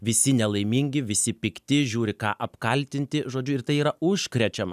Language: Lithuanian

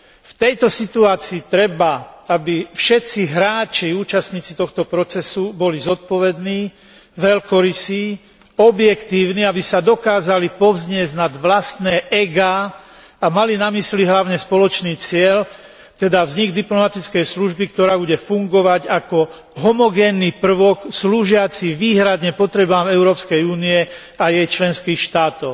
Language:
Slovak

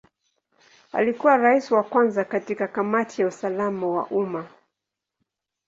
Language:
Swahili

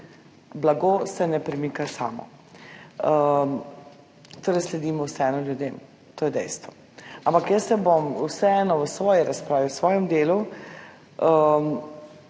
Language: Slovenian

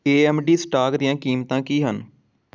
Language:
Punjabi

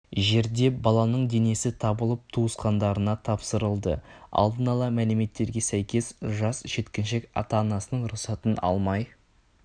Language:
Kazakh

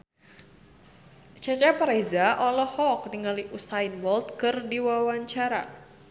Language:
Sundanese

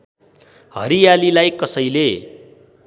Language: Nepali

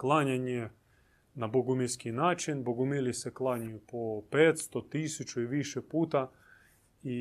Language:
Croatian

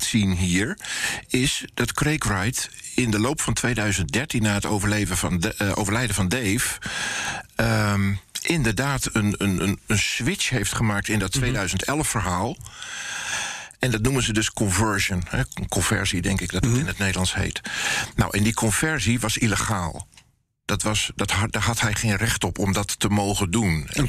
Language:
Dutch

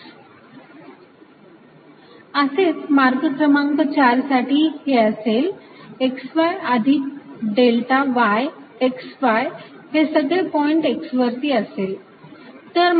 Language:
Marathi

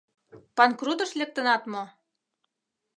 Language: Mari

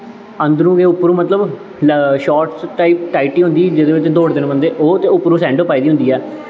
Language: Dogri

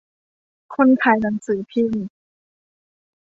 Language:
Thai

